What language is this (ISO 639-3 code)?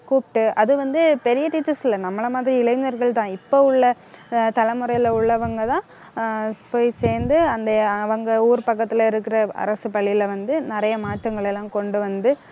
tam